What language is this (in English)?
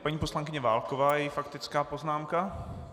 Czech